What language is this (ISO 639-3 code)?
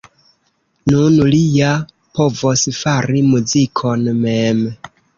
epo